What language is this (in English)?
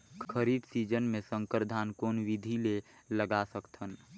Chhattisgarhi